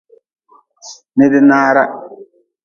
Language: Nawdm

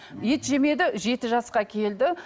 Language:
Kazakh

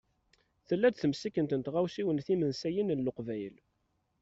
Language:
Kabyle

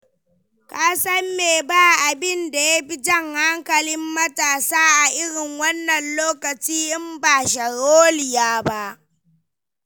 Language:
Hausa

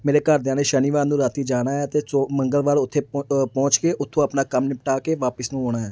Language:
Punjabi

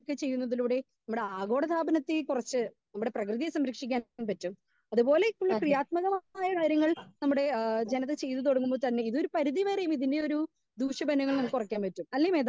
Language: Malayalam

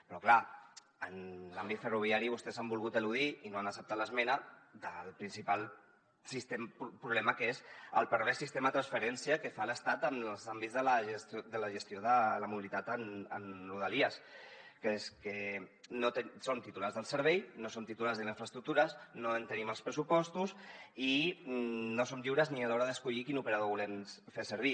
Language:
Catalan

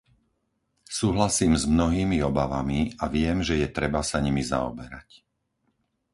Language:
Slovak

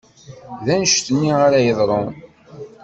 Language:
Kabyle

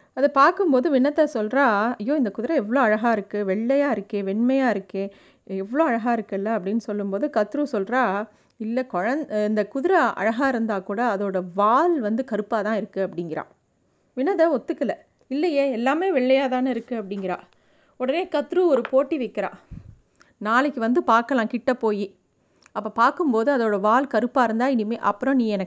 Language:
Tamil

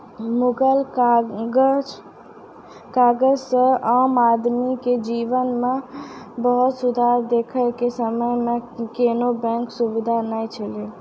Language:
Maithili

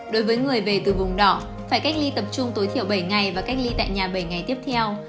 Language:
Vietnamese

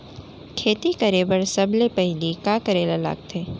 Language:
Chhattisgarhi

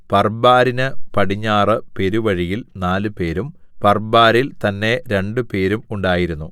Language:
Malayalam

